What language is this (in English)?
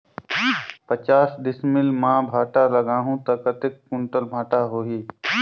Chhattisgarhi